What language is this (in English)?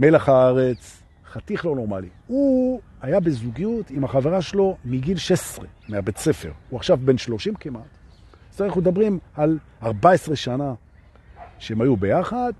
Hebrew